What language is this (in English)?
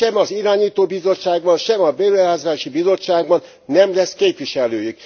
Hungarian